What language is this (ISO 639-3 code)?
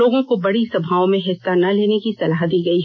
hin